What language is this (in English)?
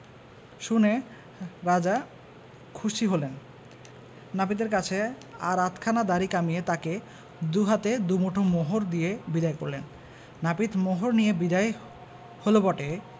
Bangla